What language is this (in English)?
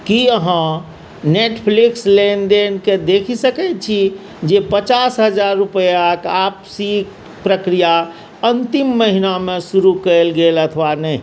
Maithili